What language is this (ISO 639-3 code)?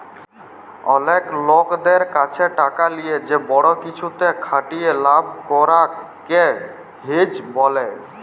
ben